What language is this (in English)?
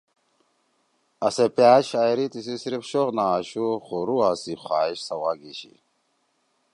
Torwali